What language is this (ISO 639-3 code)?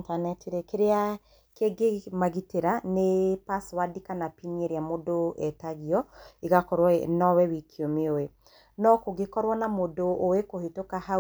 kik